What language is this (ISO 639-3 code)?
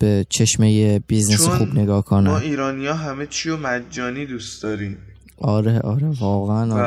fas